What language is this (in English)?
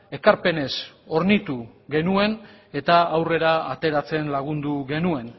Basque